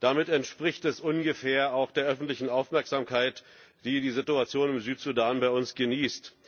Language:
German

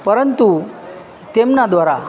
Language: Gujarati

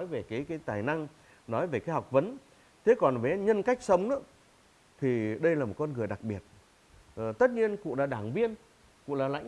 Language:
Vietnamese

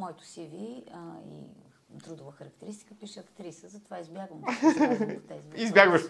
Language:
Bulgarian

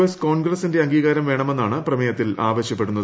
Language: Malayalam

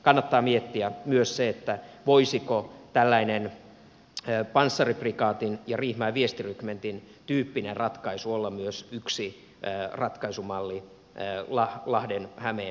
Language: Finnish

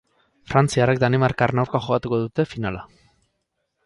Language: Basque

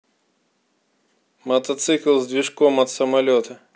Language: Russian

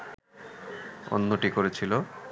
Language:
Bangla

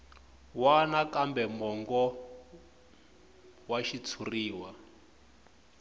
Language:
Tsonga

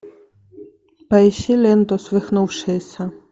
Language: Russian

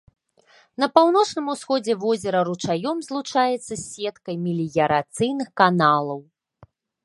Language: Belarusian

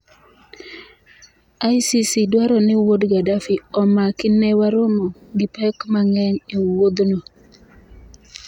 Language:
Luo (Kenya and Tanzania)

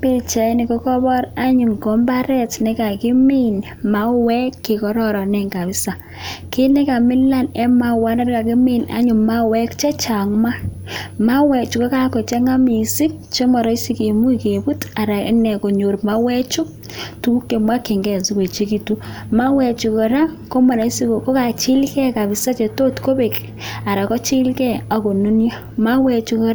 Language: Kalenjin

